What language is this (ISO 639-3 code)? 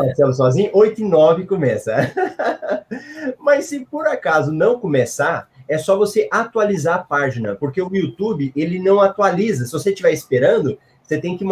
por